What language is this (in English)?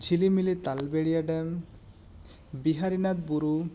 Santali